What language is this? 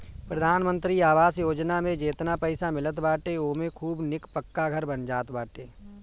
Bhojpuri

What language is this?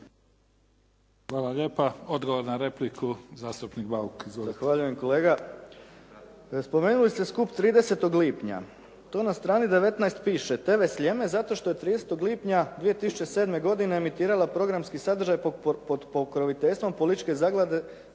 Croatian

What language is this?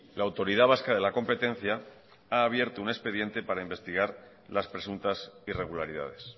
Spanish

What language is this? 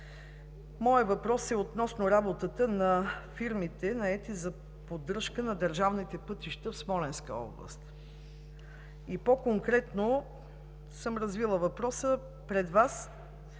Bulgarian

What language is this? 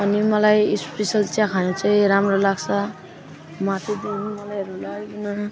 Nepali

